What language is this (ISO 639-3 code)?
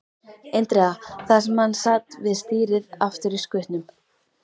isl